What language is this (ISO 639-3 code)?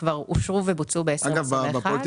heb